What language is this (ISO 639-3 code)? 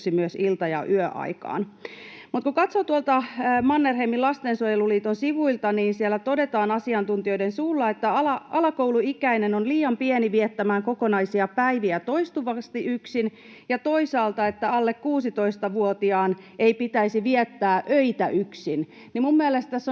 fin